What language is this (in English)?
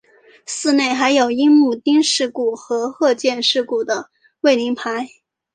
Chinese